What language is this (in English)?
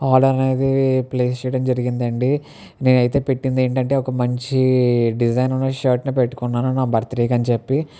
Telugu